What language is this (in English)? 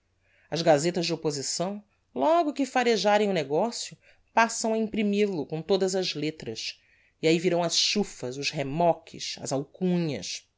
Portuguese